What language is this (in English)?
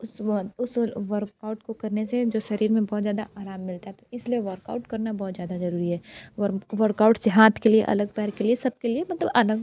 Hindi